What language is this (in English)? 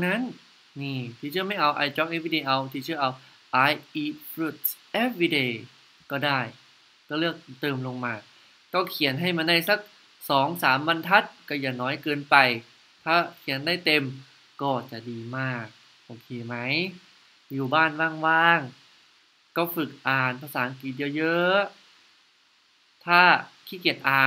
Thai